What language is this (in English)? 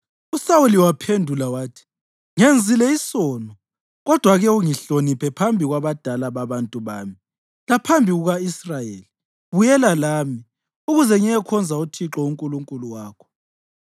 North Ndebele